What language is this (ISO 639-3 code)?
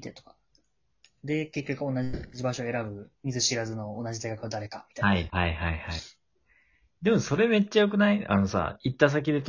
jpn